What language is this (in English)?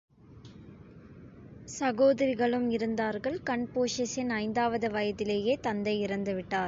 Tamil